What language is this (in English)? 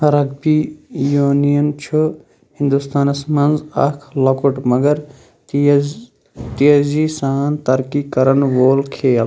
Kashmiri